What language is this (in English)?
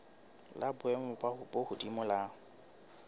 Southern Sotho